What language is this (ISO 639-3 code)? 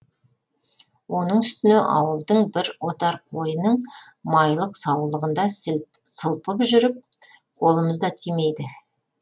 kaz